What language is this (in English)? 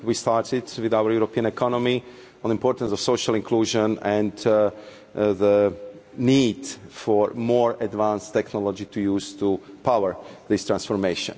English